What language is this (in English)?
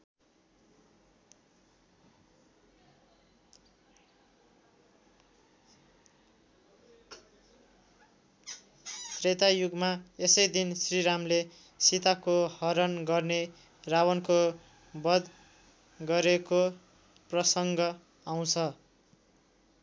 Nepali